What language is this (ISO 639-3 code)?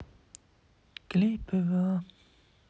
rus